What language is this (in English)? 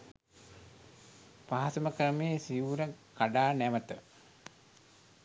Sinhala